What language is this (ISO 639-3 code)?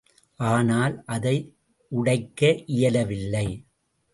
tam